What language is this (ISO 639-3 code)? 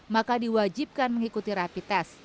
ind